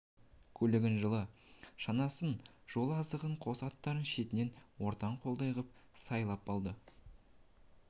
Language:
Kazakh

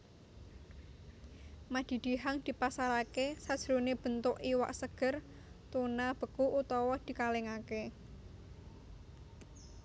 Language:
Javanese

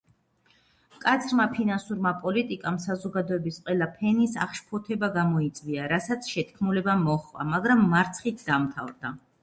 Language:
Georgian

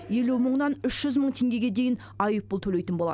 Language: Kazakh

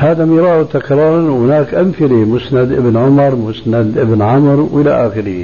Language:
Arabic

